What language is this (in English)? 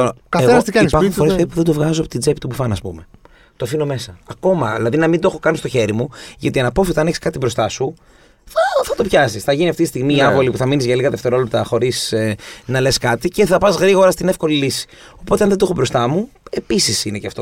Greek